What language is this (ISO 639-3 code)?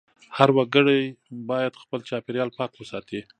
pus